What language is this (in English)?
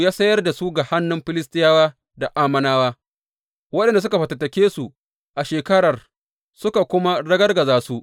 Hausa